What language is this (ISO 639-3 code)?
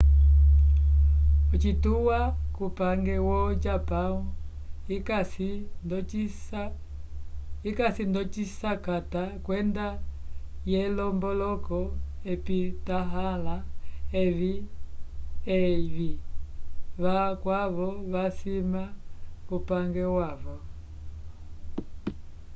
umb